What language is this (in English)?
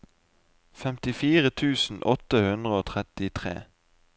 Norwegian